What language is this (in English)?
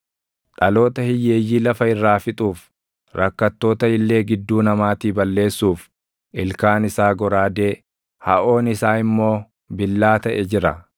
Oromo